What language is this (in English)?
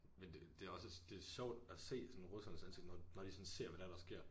Danish